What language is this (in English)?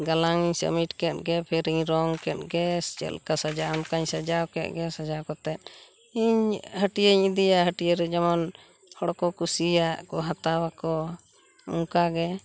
Santali